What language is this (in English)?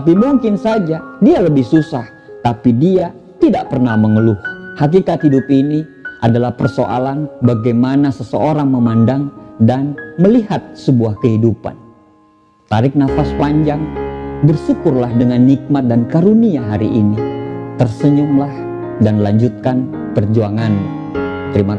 Indonesian